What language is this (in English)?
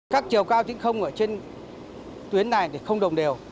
Vietnamese